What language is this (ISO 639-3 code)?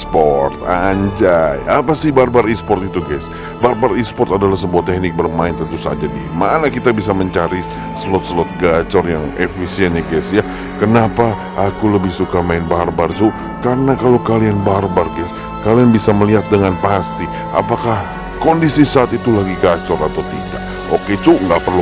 ind